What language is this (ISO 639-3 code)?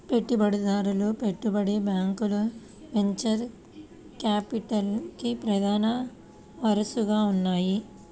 tel